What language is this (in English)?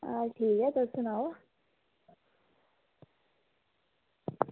Dogri